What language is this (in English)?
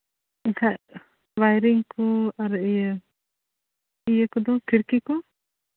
Santali